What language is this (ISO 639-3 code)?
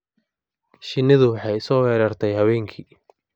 som